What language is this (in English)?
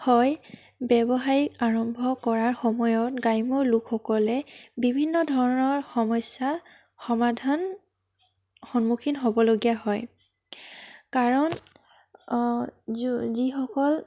Assamese